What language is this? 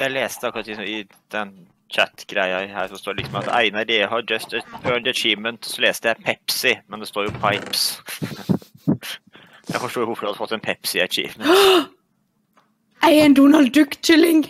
Norwegian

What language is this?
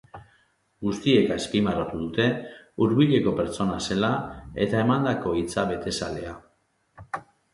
Basque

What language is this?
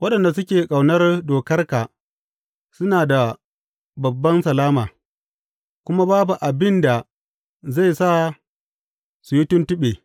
Hausa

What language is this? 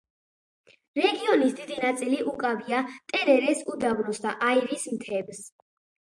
Georgian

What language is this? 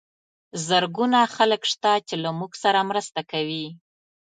Pashto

